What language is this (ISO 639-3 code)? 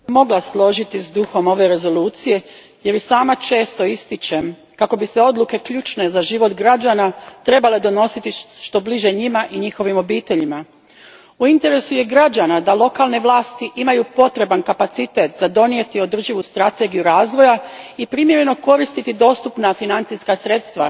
hrv